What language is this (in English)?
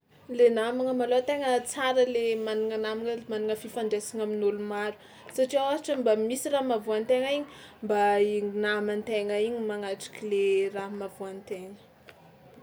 Tsimihety Malagasy